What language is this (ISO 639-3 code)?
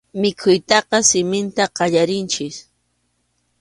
qxu